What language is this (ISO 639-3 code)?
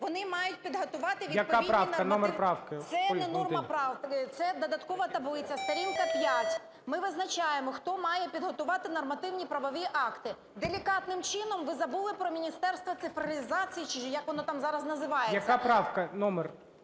ukr